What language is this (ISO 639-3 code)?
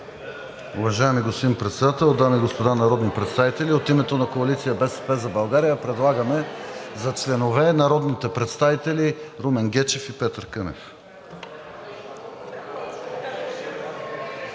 bul